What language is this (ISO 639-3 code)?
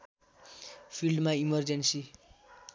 nep